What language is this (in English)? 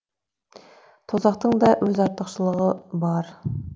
Kazakh